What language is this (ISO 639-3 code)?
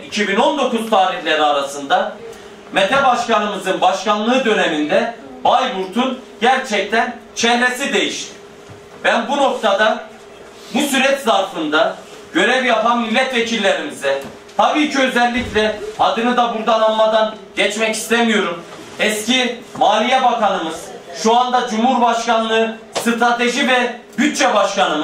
tur